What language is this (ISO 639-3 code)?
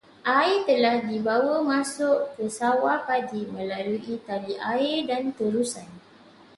msa